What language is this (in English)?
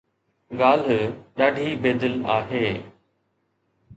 Sindhi